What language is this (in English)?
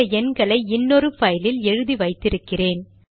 Tamil